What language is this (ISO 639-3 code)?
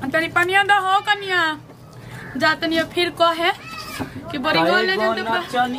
hin